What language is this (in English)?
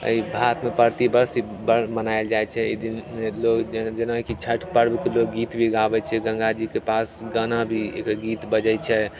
Maithili